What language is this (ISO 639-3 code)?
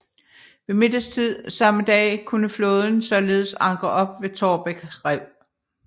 dan